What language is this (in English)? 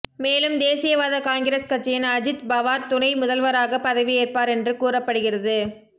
Tamil